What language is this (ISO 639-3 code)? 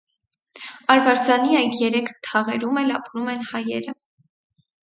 hye